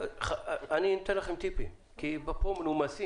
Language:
Hebrew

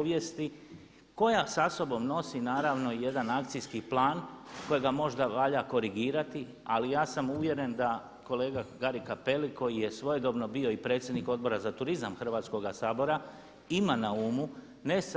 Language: Croatian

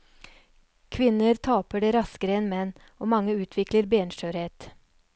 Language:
Norwegian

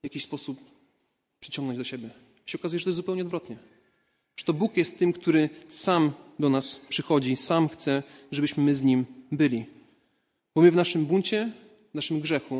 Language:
Polish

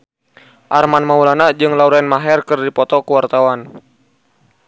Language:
Sundanese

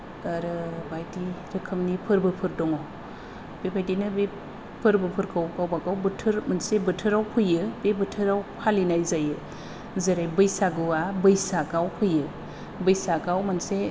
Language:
Bodo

